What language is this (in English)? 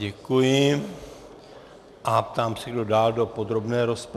Czech